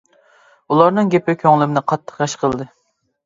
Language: Uyghur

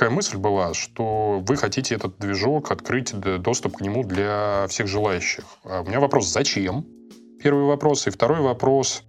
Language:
Russian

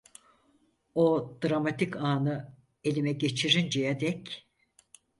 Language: Turkish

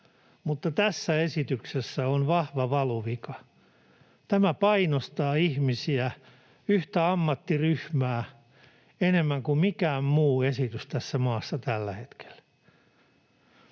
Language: Finnish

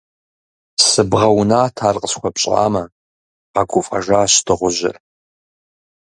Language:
Kabardian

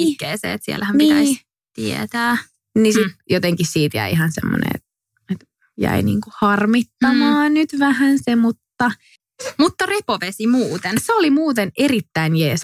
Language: Finnish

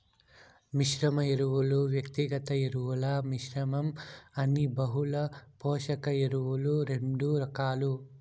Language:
Telugu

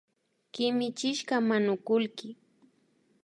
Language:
Imbabura Highland Quichua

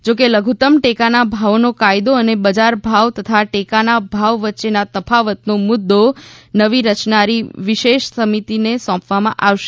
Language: Gujarati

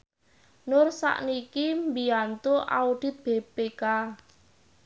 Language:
Javanese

